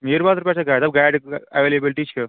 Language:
Kashmiri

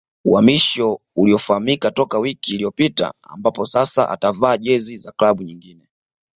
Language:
Swahili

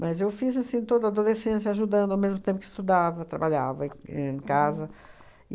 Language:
Portuguese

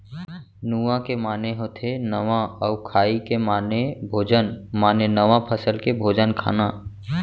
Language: Chhattisgarhi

